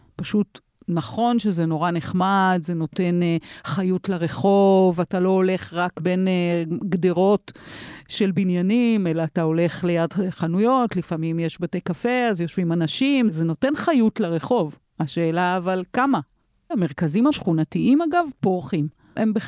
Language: Hebrew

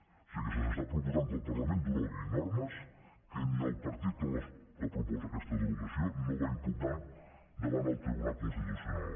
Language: Catalan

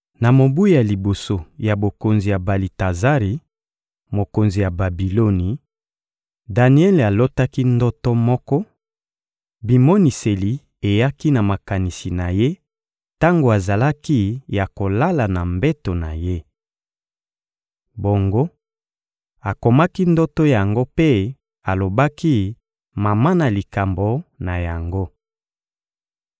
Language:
Lingala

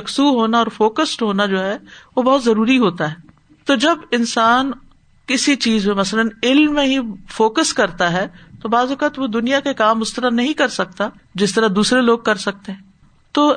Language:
Urdu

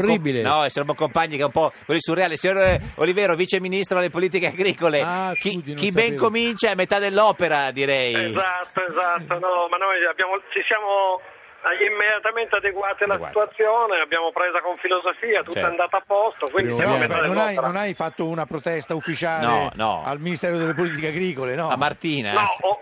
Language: Italian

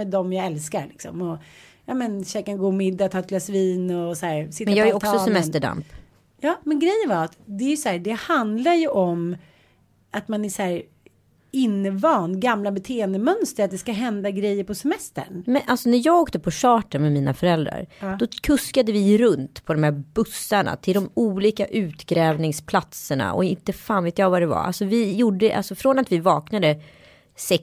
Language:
Swedish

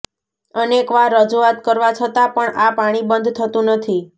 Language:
Gujarati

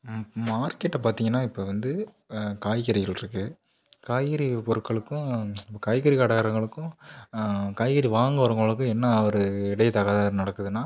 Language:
Tamil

